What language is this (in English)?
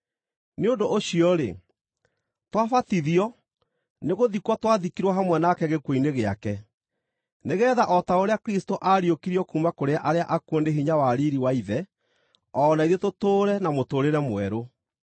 Kikuyu